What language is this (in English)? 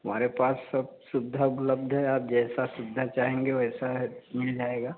Hindi